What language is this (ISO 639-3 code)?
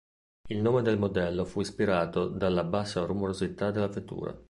ita